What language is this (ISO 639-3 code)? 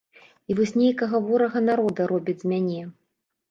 bel